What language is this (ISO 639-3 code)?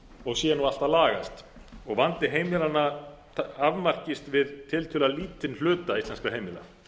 isl